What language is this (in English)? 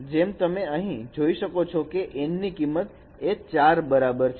Gujarati